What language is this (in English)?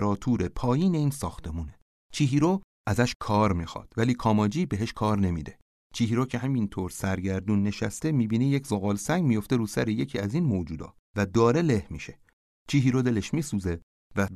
Persian